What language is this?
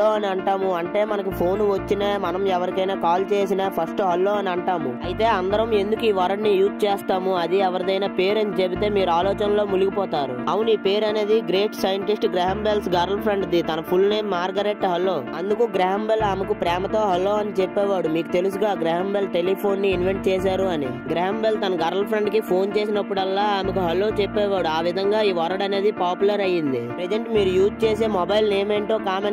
Telugu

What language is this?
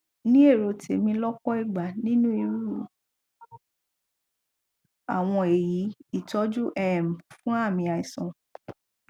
Yoruba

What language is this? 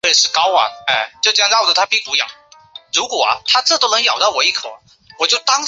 Chinese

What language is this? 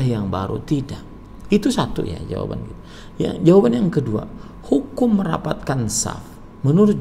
Indonesian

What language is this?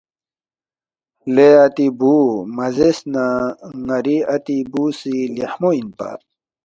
Balti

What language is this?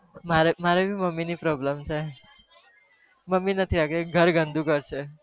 Gujarati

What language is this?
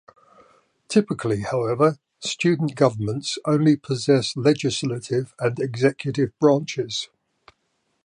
English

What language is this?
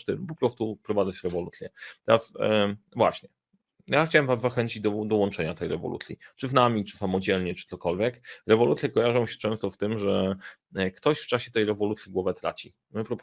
Polish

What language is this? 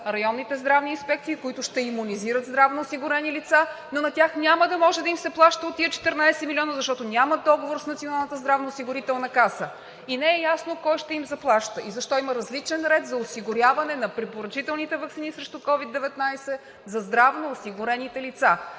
Bulgarian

